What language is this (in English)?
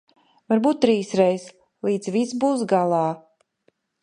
Latvian